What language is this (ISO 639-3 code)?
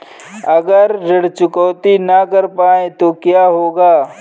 hin